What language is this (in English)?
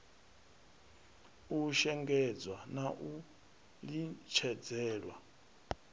Venda